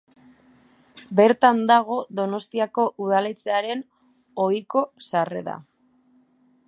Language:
Basque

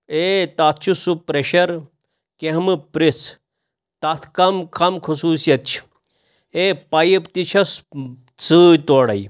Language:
Kashmiri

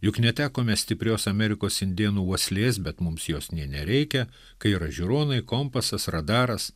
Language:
Lithuanian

